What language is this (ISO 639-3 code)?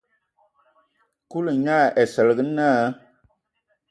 ewo